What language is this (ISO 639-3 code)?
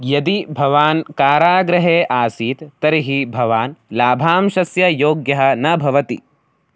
san